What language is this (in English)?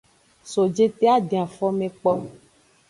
Aja (Benin)